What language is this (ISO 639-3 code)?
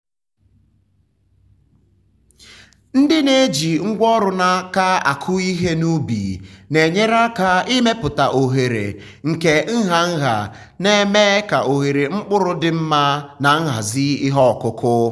ibo